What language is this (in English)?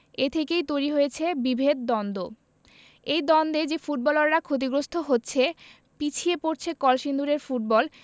Bangla